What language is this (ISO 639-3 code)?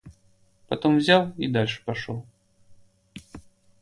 rus